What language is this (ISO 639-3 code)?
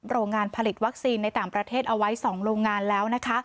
tha